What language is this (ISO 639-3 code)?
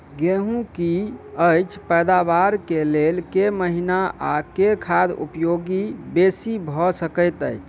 mai